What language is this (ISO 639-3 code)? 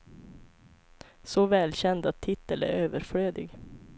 swe